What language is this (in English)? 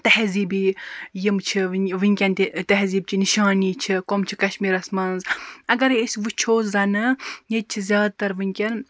Kashmiri